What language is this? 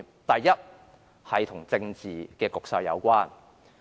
Cantonese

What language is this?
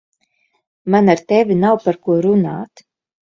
Latvian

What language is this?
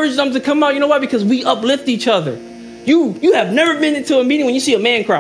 English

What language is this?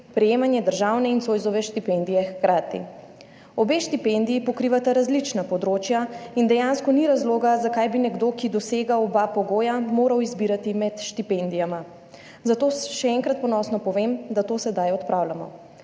Slovenian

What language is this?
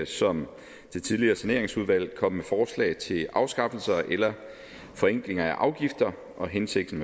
Danish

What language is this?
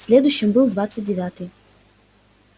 Russian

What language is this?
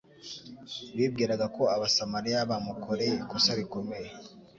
Kinyarwanda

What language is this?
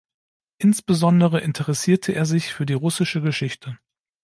German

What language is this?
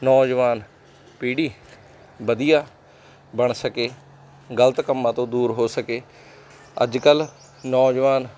Punjabi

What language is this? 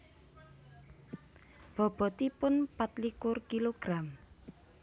Javanese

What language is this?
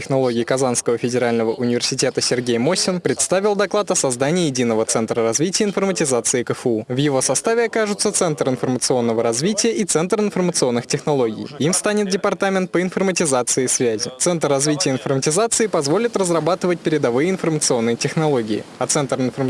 Russian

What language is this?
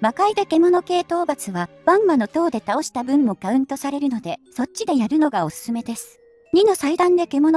Japanese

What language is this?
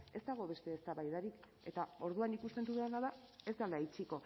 Basque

